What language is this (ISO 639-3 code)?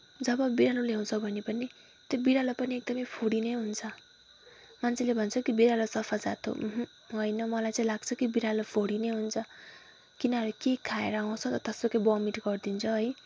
nep